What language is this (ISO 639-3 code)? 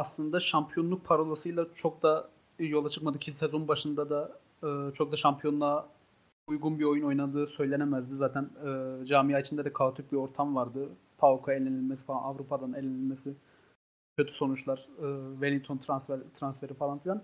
tur